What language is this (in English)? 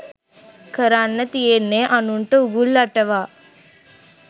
Sinhala